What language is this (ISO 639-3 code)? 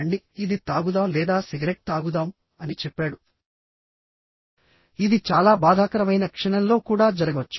tel